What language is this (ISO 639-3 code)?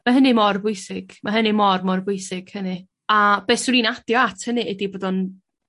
cym